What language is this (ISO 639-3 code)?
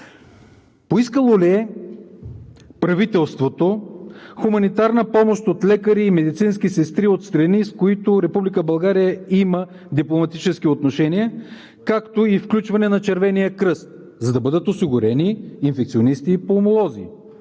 bul